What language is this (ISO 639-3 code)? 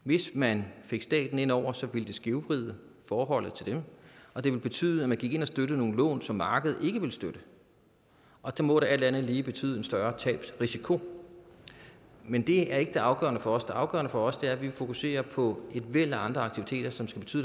dan